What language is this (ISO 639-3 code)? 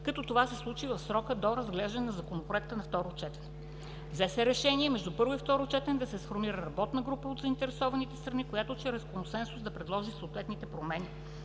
bul